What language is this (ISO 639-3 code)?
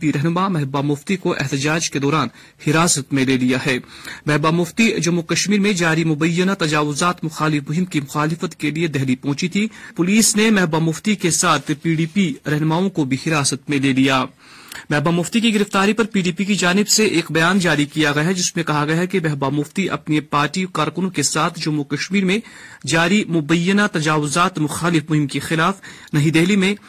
urd